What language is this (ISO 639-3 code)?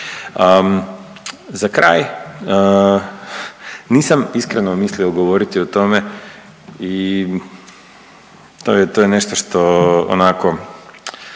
hrv